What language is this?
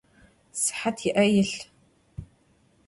Adyghe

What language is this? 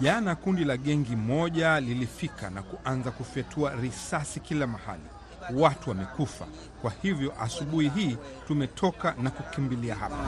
Swahili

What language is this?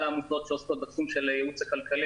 Hebrew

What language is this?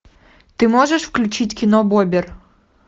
Russian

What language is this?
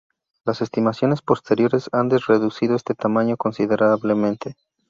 Spanish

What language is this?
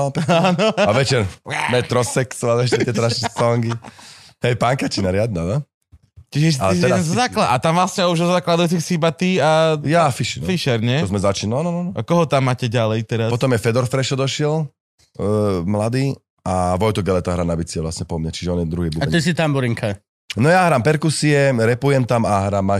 Slovak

